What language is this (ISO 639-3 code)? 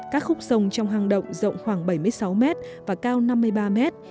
vie